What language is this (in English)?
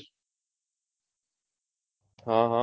Gujarati